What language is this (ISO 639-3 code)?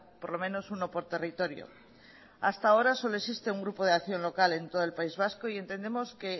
spa